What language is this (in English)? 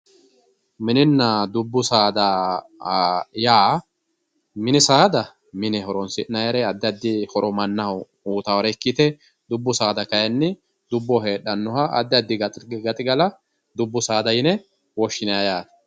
Sidamo